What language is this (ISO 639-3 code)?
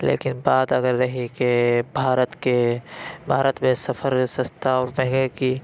urd